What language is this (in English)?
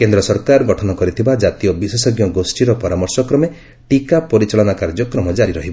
Odia